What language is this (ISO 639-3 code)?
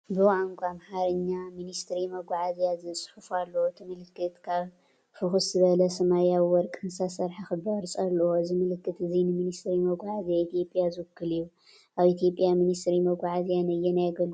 tir